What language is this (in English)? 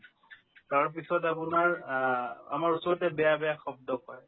Assamese